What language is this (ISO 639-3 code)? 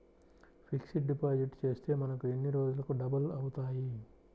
tel